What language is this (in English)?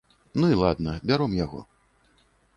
Belarusian